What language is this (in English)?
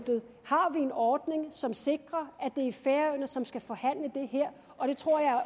Danish